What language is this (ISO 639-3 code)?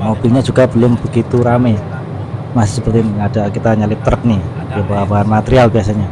ind